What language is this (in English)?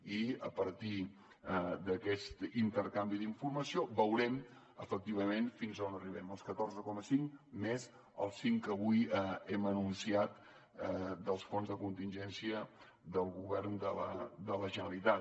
Catalan